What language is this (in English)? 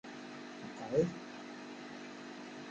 Kabyle